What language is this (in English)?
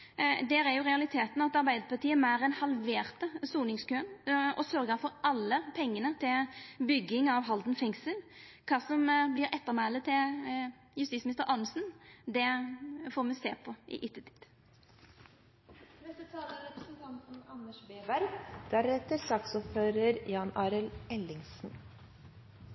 Norwegian